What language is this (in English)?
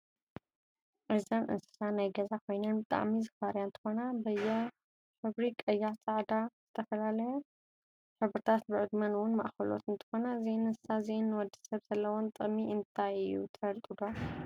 Tigrinya